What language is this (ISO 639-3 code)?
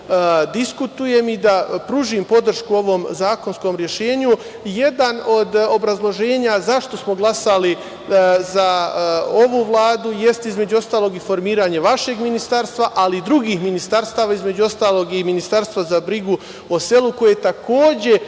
srp